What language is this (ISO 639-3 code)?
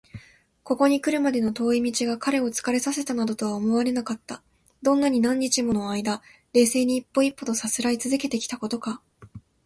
jpn